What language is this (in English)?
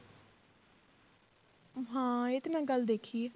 Punjabi